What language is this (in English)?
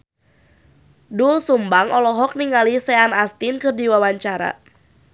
Sundanese